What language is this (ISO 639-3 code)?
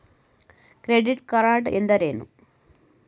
kan